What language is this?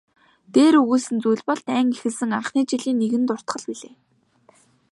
Mongolian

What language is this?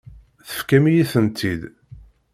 Kabyle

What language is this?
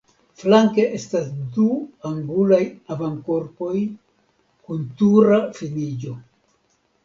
Esperanto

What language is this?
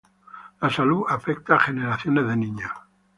Spanish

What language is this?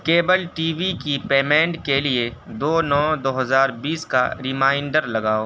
Urdu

